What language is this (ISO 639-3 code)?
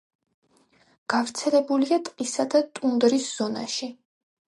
kat